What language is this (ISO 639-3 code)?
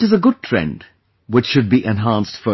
eng